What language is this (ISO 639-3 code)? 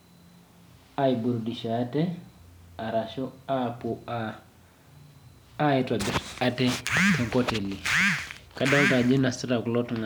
mas